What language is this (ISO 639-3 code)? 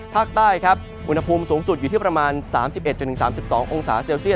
tha